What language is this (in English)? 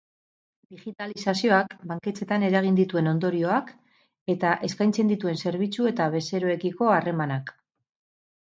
Basque